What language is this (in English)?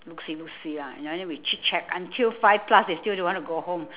English